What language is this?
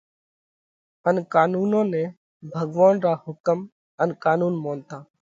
Parkari Koli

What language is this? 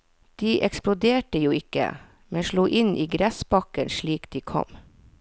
Norwegian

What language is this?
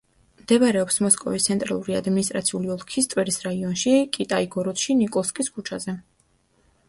Georgian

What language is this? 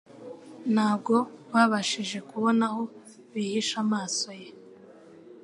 Kinyarwanda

